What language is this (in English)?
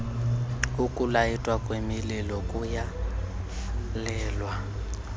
Xhosa